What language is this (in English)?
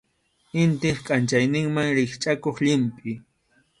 Arequipa-La Unión Quechua